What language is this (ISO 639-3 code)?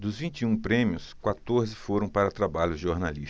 por